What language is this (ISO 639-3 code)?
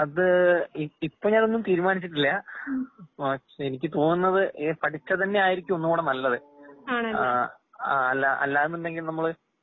mal